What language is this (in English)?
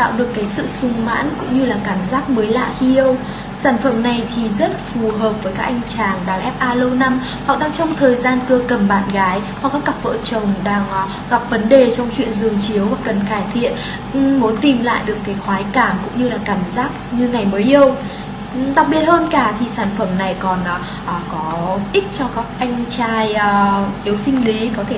Vietnamese